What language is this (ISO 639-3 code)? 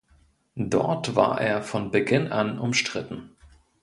deu